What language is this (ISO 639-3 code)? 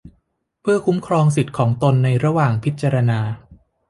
tha